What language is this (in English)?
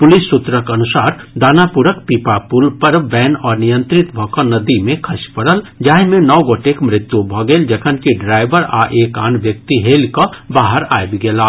Maithili